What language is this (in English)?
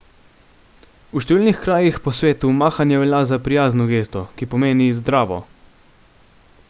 Slovenian